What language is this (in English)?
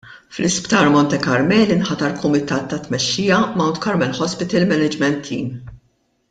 Maltese